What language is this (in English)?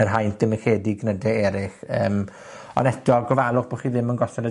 Welsh